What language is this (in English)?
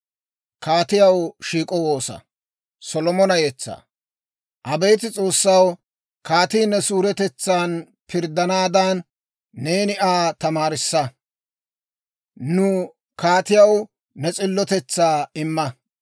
Dawro